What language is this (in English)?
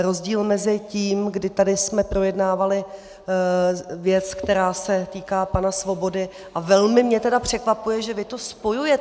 Czech